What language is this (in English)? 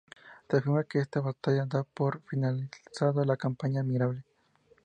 Spanish